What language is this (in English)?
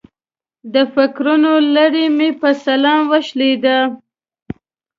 Pashto